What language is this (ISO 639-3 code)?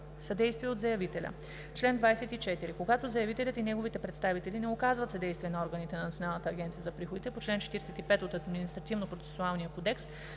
bul